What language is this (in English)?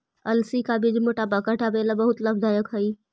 Magahi